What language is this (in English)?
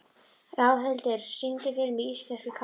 Icelandic